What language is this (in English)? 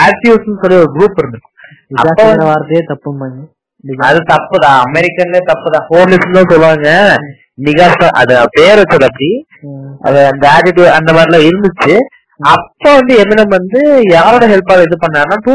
Tamil